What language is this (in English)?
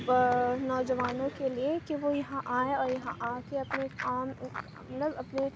Urdu